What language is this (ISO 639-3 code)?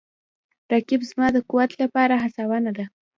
pus